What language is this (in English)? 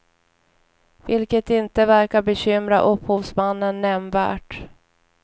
Swedish